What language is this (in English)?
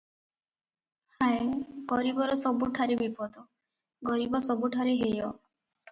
Odia